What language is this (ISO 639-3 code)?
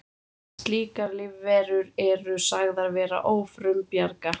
isl